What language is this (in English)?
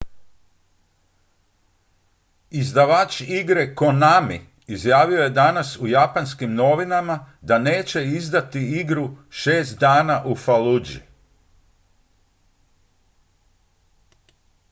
Croatian